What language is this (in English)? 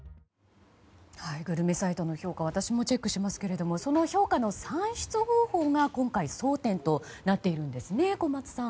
Japanese